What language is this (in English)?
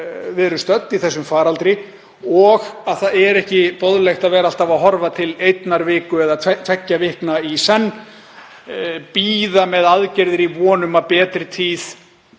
Icelandic